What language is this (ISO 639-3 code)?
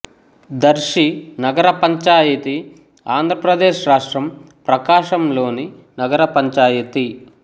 tel